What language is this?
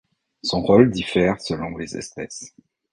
French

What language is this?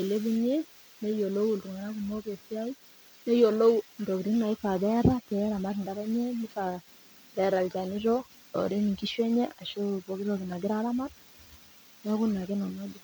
Masai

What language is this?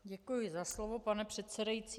Czech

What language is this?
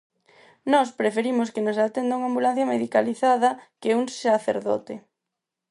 Galician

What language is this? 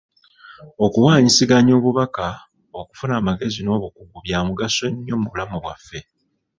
Ganda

